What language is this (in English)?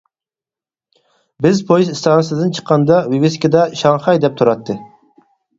Uyghur